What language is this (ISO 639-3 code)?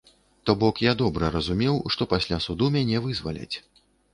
bel